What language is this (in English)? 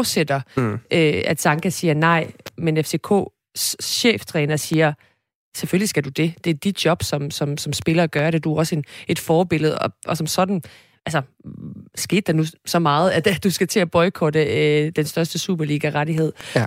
Danish